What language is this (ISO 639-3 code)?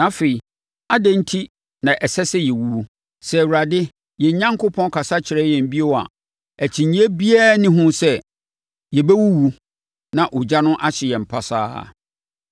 aka